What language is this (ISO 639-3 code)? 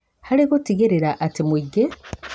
kik